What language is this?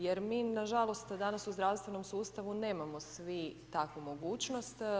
Croatian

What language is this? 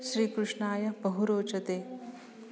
Sanskrit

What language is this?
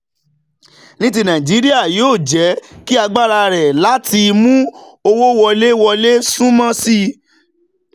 Yoruba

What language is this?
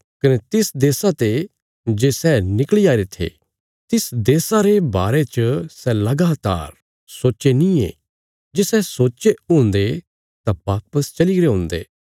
Bilaspuri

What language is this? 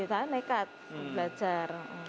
Indonesian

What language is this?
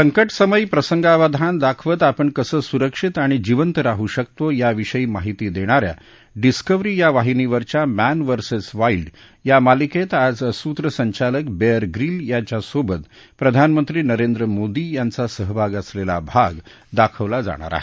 Marathi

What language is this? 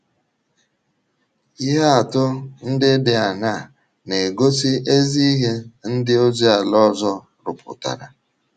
Igbo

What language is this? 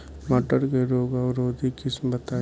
Bhojpuri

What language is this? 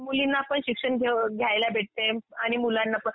Marathi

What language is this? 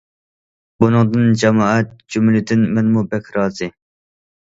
Uyghur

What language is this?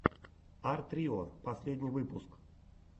Russian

